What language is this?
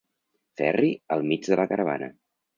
Catalan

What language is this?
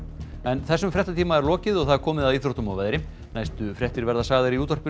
Icelandic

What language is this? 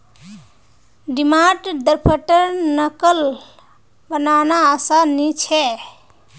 Magahi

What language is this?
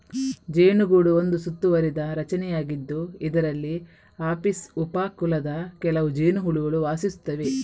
Kannada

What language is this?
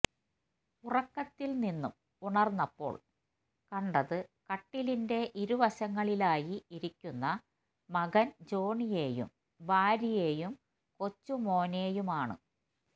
Malayalam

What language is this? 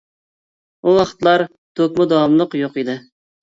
Uyghur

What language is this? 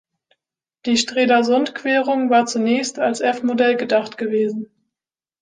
German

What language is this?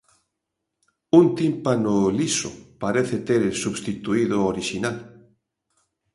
Galician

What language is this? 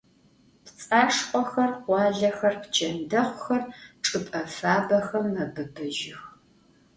Adyghe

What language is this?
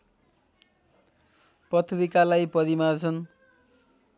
Nepali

